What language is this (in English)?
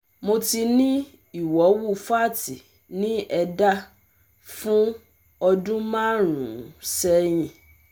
Yoruba